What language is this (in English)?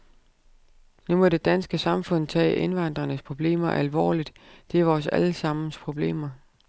Danish